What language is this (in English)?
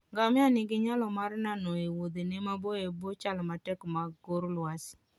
Luo (Kenya and Tanzania)